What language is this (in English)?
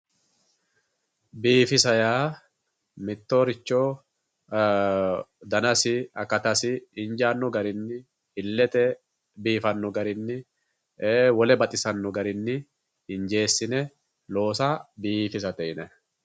Sidamo